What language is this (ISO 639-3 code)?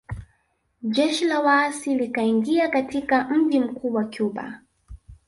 swa